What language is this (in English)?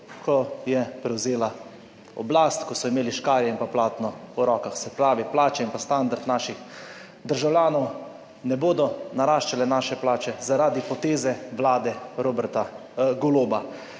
Slovenian